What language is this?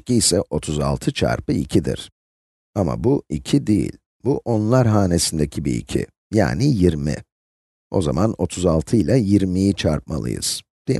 Turkish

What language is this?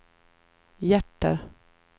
Swedish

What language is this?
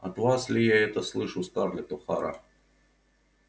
Russian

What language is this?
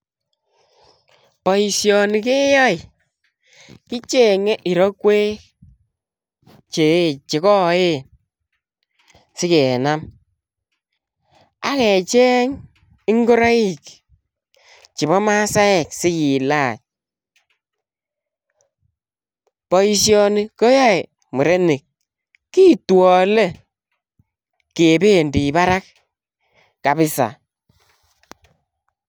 Kalenjin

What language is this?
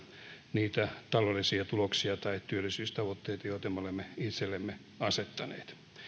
Finnish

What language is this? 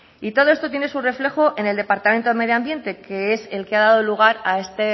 Spanish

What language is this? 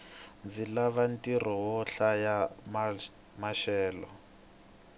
Tsonga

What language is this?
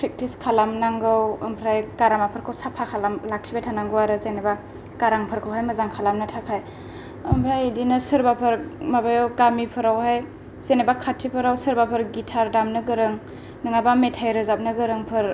Bodo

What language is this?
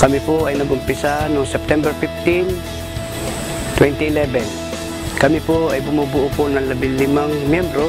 Filipino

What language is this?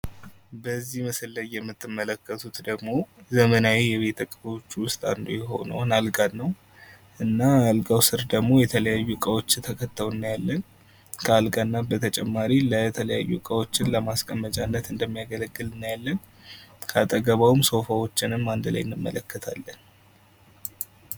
Amharic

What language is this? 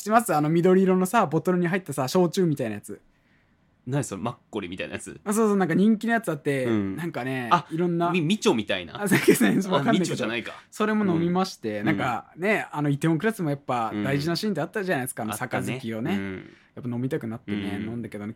Japanese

